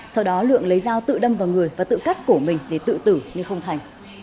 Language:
Vietnamese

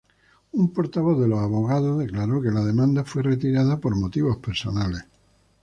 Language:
Spanish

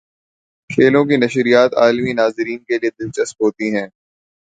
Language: Urdu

